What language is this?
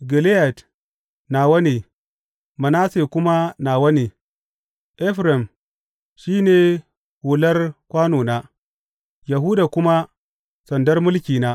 Hausa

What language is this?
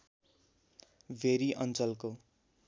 Nepali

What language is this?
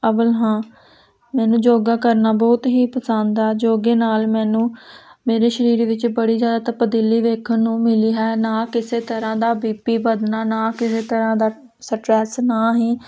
Punjabi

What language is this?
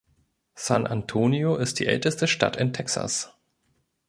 German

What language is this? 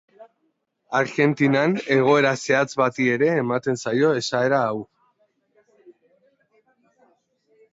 Basque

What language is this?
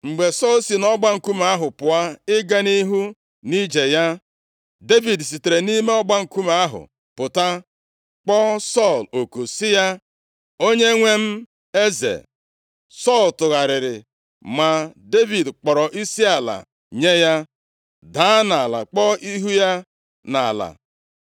Igbo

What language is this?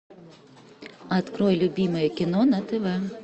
Russian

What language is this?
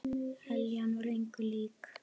Icelandic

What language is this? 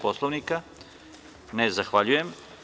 Serbian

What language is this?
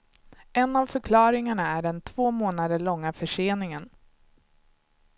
Swedish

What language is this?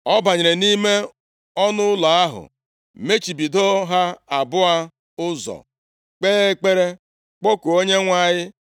Igbo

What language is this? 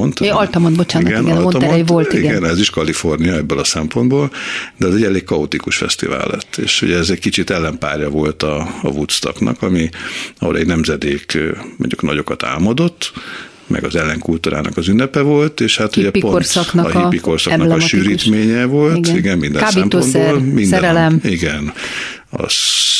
Hungarian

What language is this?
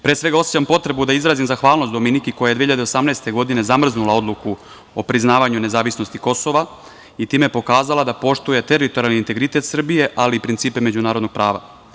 Serbian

